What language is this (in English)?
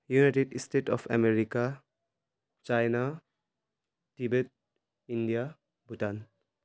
Nepali